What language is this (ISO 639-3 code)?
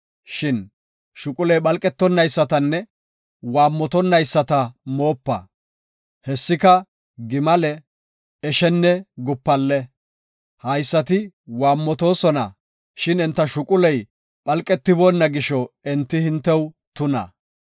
gof